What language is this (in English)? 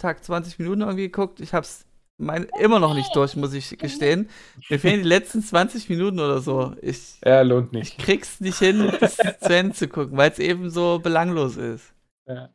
German